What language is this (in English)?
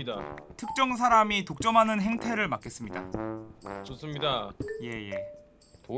Korean